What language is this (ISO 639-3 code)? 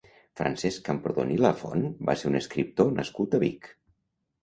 cat